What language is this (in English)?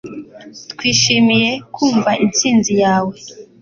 Kinyarwanda